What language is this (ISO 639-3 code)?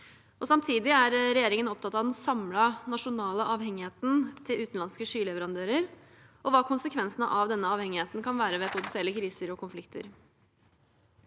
nor